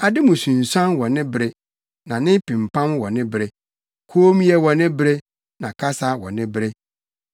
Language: Akan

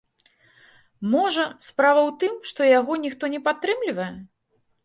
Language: Belarusian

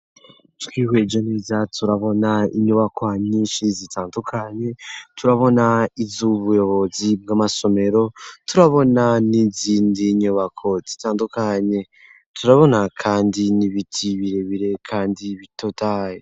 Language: Rundi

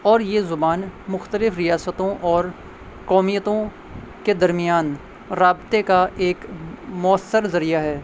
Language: Urdu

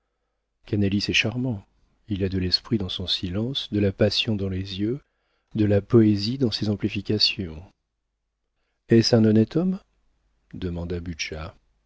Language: French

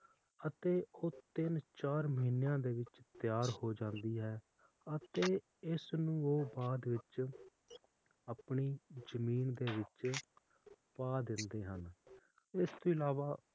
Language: Punjabi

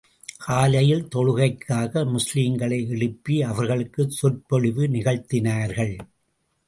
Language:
Tamil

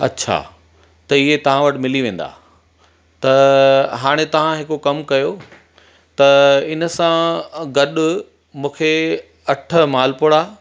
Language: Sindhi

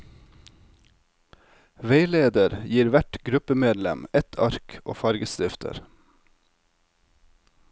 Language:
Norwegian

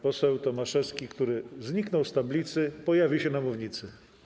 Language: Polish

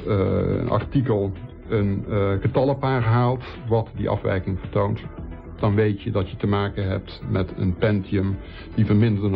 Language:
Dutch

